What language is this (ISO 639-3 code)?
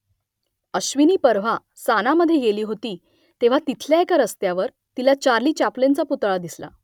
mar